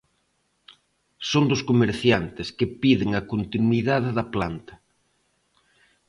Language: Galician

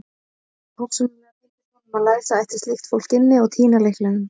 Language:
Icelandic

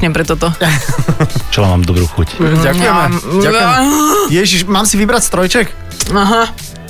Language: Slovak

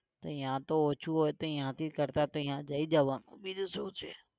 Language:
Gujarati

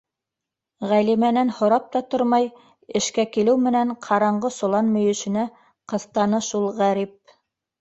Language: Bashkir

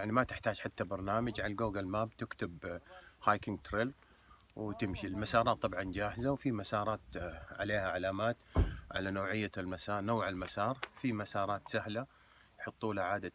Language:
Arabic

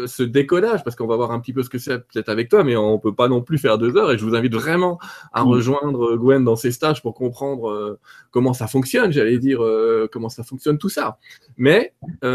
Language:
French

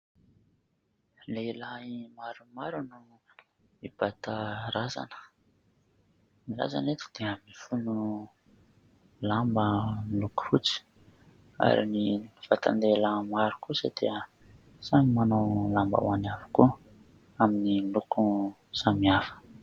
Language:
Malagasy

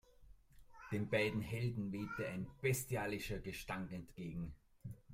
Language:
German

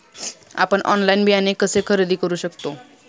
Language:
Marathi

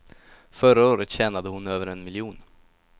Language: Swedish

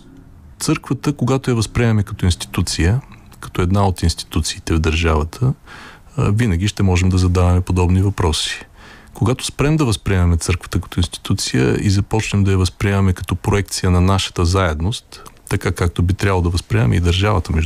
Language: Bulgarian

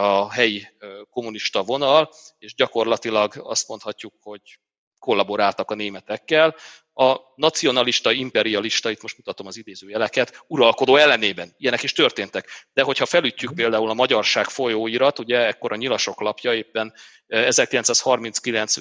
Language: Hungarian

